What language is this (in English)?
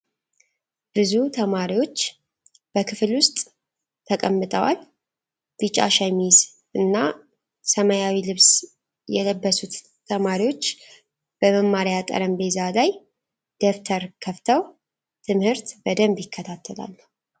Amharic